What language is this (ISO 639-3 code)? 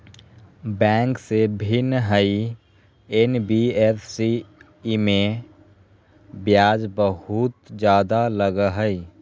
mag